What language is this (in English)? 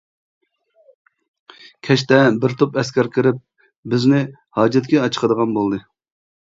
Uyghur